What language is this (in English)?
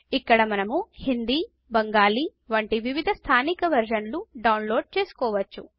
Telugu